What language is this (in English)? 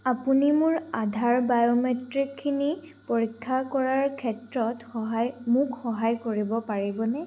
Assamese